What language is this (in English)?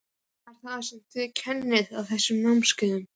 Icelandic